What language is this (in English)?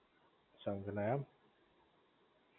Gujarati